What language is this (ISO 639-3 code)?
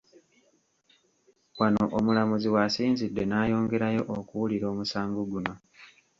lug